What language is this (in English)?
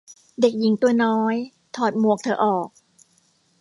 Thai